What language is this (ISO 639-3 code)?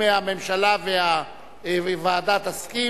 heb